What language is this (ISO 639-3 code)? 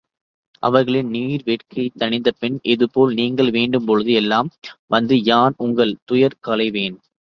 tam